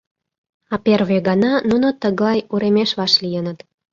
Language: Mari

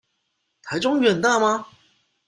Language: Chinese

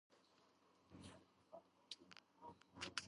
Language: Georgian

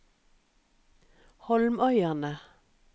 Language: Norwegian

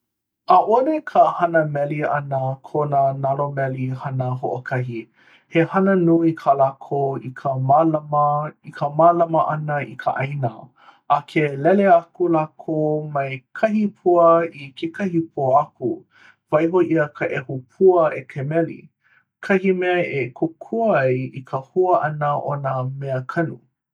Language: Hawaiian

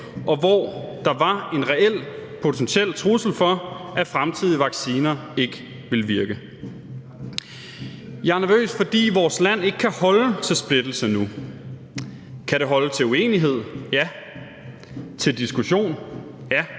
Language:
Danish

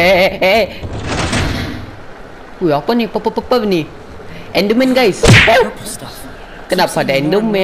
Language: Indonesian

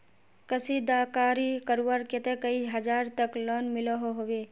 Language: Magahi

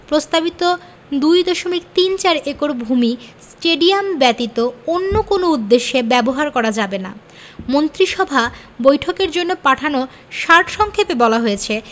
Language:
Bangla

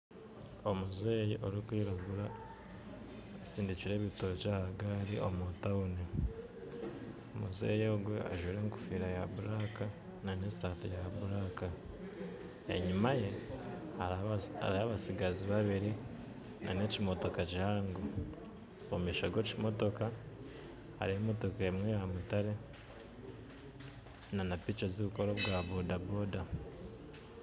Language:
Nyankole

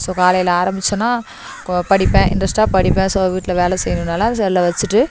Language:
Tamil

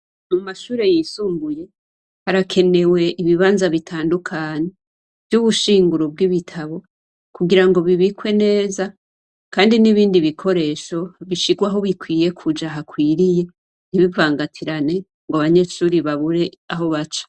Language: Rundi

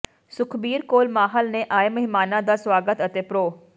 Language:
Punjabi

